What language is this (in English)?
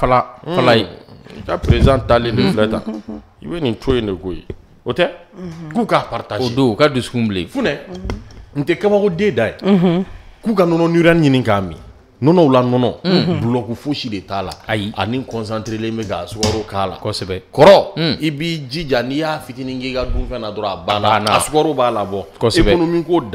French